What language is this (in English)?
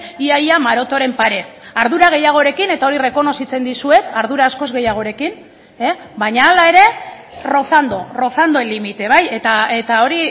Basque